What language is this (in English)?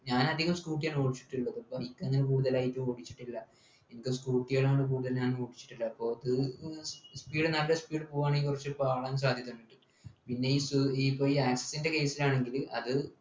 Malayalam